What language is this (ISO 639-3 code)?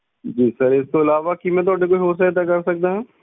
pan